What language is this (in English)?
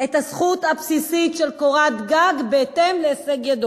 Hebrew